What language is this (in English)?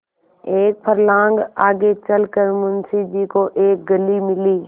Hindi